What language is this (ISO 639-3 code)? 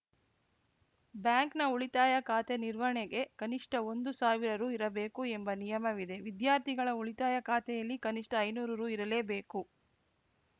kan